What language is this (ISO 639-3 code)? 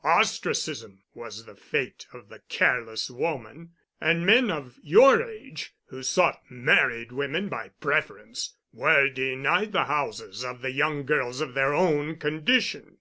eng